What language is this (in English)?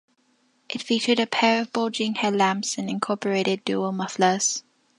English